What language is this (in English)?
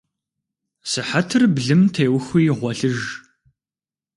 Kabardian